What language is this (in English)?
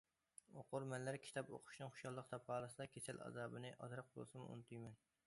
Uyghur